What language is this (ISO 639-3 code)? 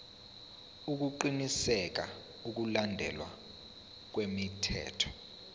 zul